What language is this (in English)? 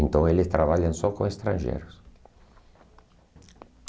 Portuguese